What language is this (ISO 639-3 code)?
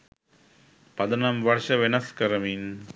sin